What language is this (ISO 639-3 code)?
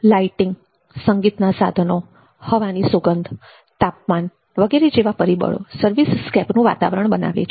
guj